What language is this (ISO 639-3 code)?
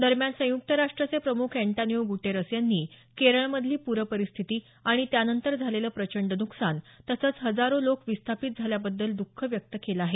mar